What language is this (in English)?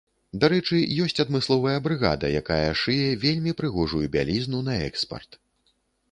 Belarusian